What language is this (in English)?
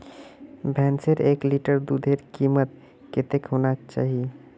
Magahi